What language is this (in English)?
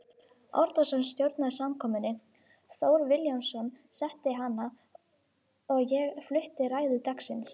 Icelandic